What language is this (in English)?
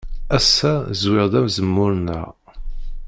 Kabyle